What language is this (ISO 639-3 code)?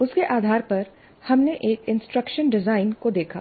hin